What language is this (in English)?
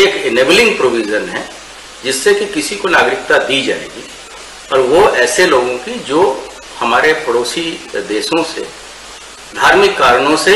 Hindi